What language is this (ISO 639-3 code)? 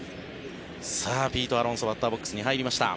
jpn